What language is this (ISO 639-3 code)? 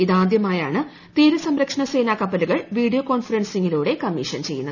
mal